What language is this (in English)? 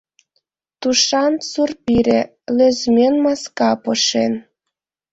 Mari